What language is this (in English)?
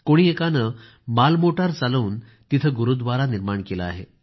Marathi